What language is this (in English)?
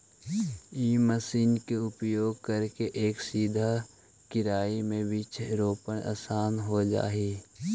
Magahi